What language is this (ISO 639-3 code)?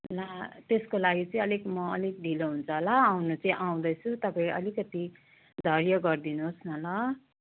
nep